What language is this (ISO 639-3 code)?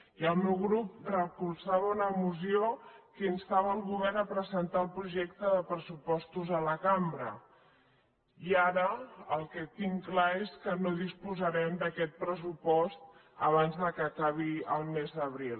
cat